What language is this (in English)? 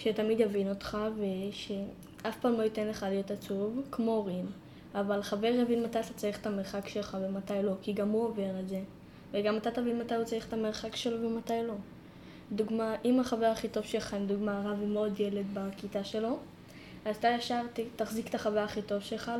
Hebrew